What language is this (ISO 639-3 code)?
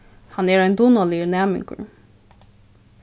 fao